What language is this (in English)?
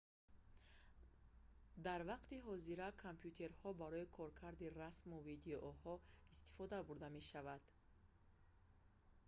Tajik